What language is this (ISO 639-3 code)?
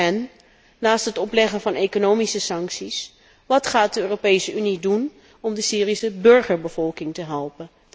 nld